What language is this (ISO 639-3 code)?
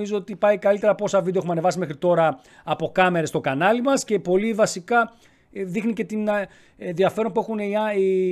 ell